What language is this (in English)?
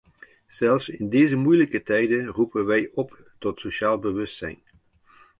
Dutch